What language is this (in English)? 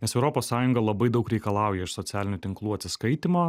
Lithuanian